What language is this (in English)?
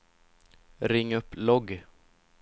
Swedish